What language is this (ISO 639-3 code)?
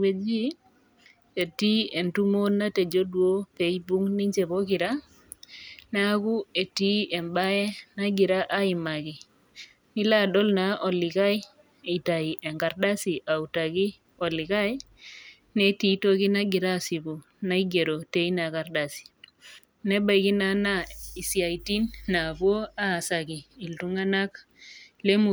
mas